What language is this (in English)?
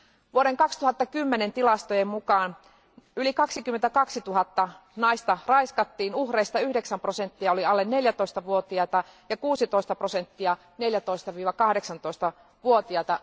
Finnish